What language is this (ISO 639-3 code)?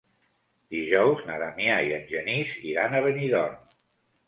cat